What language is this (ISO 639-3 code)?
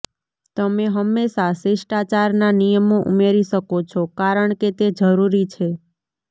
guj